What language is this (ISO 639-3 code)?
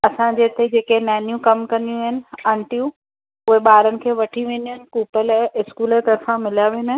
snd